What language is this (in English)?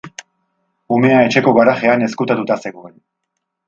Basque